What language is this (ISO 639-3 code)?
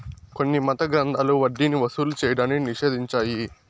tel